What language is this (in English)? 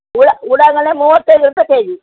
Kannada